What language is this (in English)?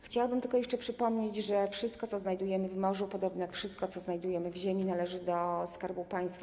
Polish